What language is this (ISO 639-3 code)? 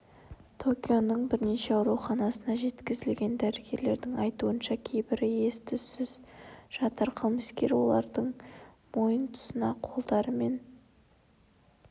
kaz